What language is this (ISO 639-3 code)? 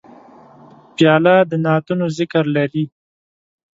pus